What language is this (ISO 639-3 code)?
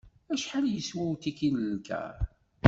kab